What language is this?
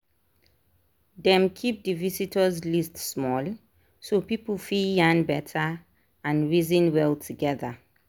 Nigerian Pidgin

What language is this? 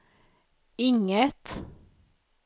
Swedish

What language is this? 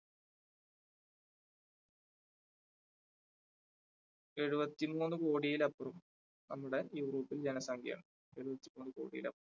Malayalam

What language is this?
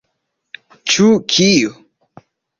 Esperanto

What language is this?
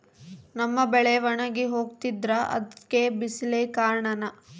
Kannada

